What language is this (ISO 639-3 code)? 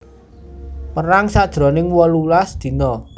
jav